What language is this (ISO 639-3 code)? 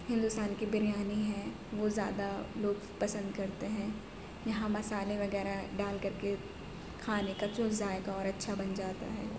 urd